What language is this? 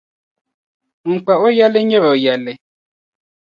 Dagbani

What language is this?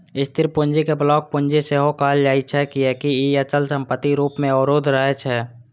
Maithili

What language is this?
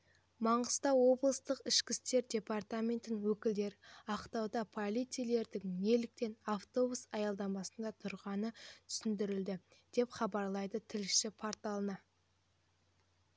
Kazakh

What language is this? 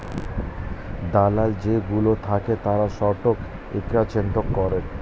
Bangla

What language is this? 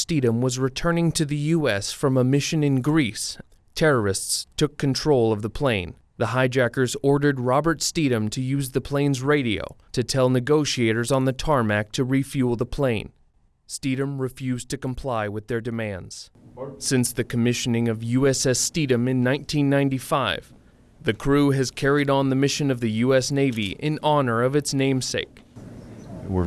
English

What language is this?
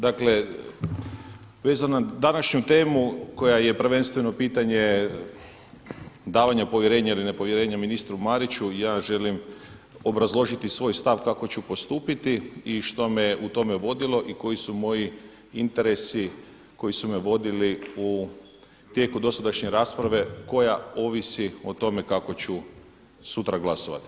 Croatian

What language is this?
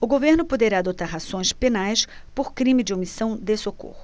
Portuguese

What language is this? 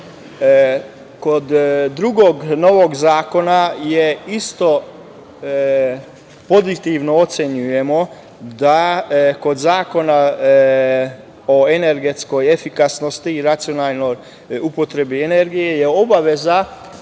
Serbian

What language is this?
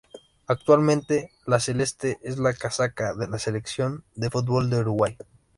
Spanish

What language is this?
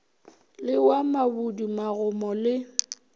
Northern Sotho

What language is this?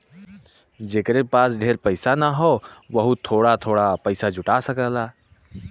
Bhojpuri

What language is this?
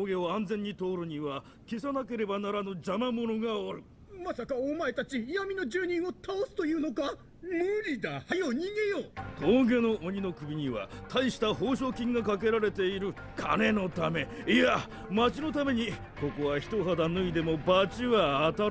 Japanese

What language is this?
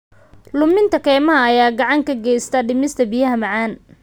Somali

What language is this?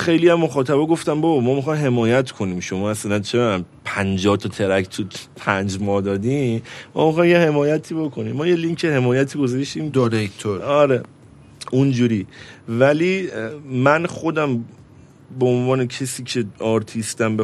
Persian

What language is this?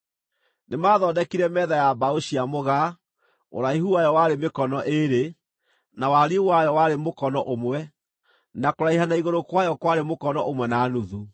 Kikuyu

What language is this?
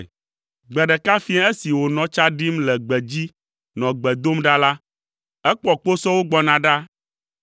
Ewe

